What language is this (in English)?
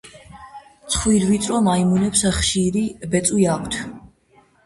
Georgian